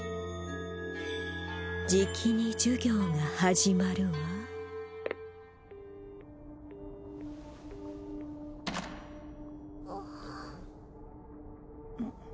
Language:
Japanese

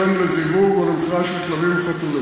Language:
Hebrew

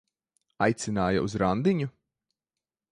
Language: Latvian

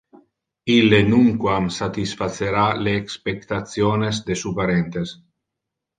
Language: Interlingua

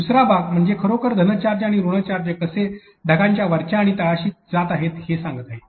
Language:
Marathi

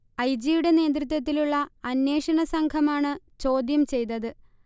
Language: Malayalam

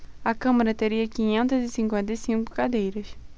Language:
Portuguese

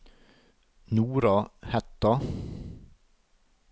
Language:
Norwegian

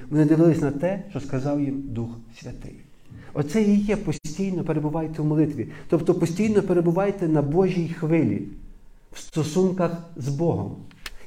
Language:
Ukrainian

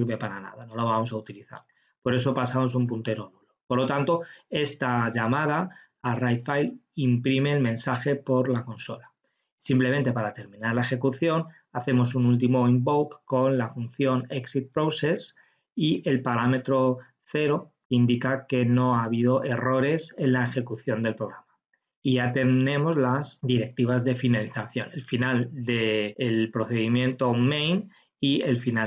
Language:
Spanish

